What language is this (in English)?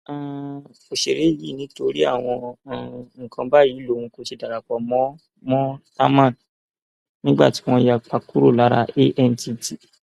Yoruba